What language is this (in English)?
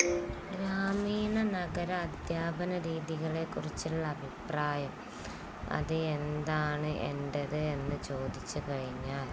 Malayalam